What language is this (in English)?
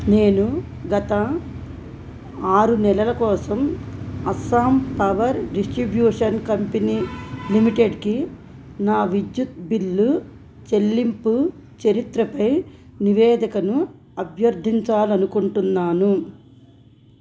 Telugu